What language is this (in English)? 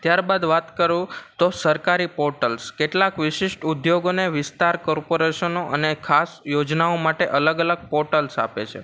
Gujarati